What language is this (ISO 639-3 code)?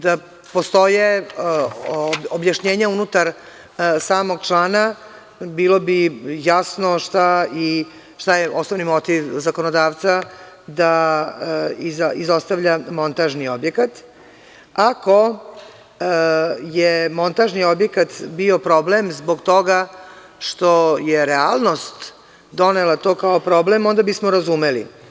srp